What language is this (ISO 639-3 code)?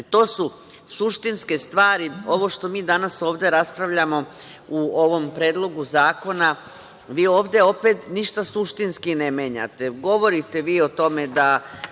srp